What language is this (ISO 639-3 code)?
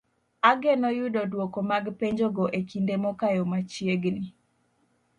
luo